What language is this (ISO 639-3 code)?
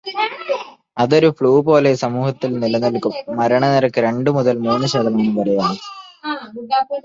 mal